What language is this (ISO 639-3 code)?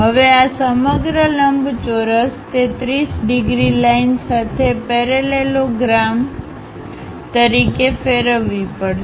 guj